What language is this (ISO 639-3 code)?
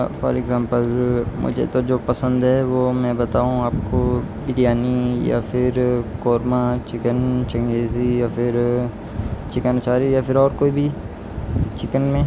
urd